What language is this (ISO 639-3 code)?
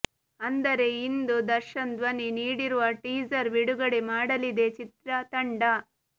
kan